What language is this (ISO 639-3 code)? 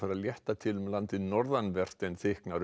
isl